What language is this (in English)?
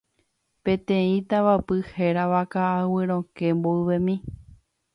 Guarani